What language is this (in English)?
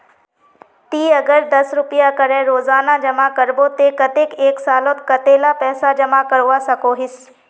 Magahi